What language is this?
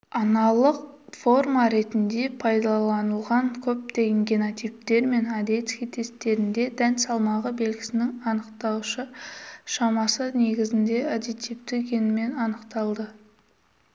Kazakh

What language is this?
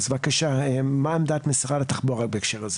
Hebrew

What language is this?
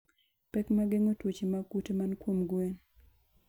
Luo (Kenya and Tanzania)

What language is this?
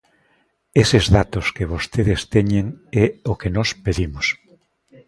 Galician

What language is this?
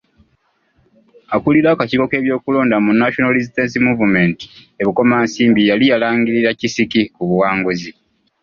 Ganda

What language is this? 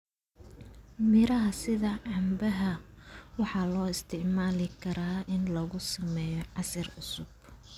Somali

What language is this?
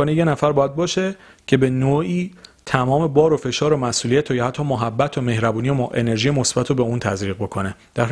Persian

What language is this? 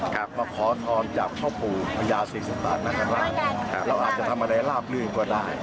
Thai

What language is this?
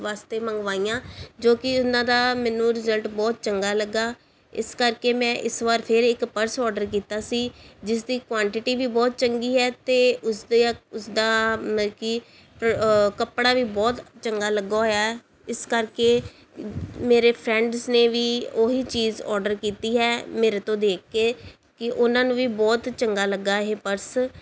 Punjabi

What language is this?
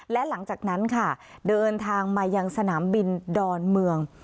Thai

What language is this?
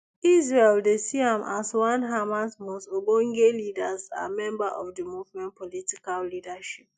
Nigerian Pidgin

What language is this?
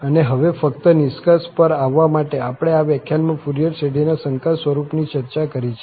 Gujarati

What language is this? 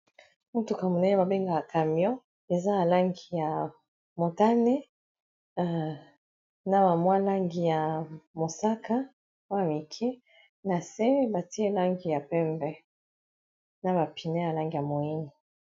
Lingala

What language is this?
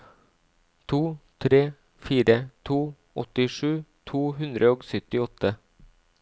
Norwegian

